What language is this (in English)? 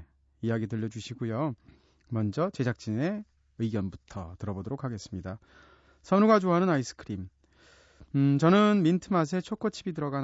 Korean